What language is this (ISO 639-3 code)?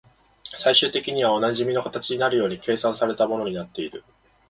jpn